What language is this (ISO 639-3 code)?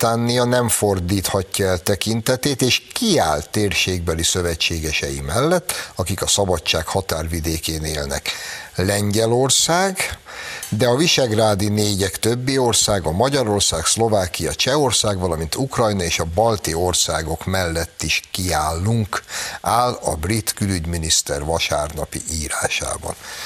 hun